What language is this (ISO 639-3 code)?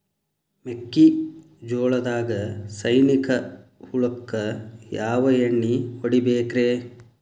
kan